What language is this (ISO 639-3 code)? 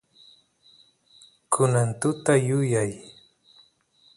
qus